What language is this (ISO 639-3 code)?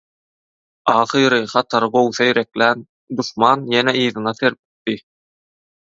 tuk